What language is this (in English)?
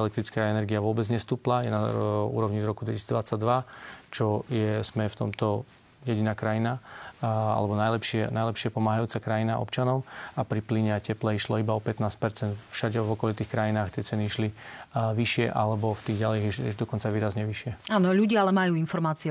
Slovak